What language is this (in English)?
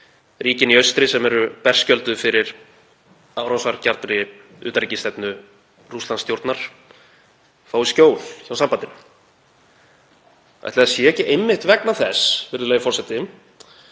Icelandic